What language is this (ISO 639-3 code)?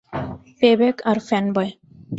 ben